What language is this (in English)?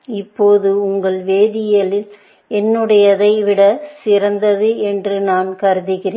Tamil